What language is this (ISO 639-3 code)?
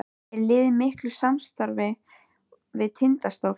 isl